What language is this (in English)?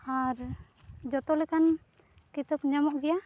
Santali